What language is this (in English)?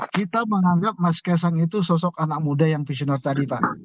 Indonesian